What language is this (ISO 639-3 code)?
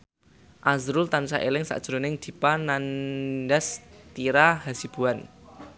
jav